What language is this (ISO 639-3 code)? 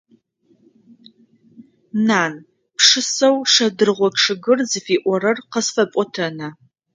ady